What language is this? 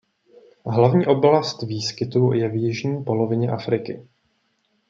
Czech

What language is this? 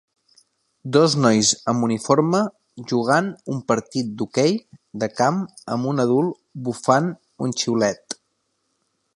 Catalan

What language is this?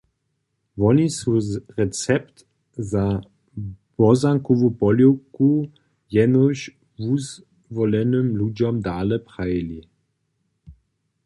Upper Sorbian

